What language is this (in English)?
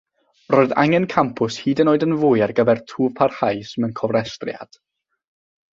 Welsh